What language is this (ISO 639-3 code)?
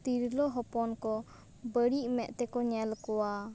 sat